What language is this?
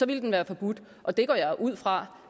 Danish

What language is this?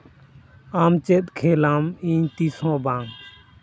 Santali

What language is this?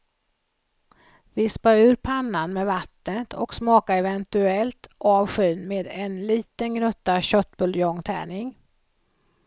Swedish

